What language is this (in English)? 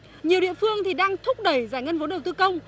Vietnamese